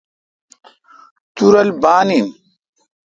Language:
Kalkoti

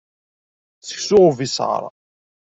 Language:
Kabyle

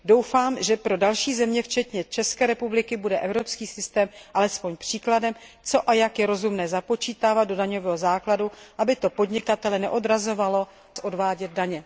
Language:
Czech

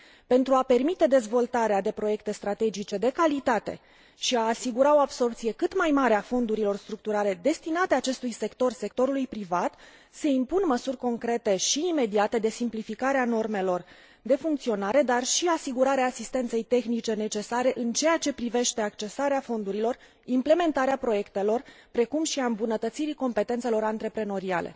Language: Romanian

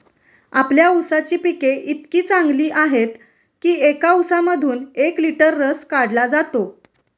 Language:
Marathi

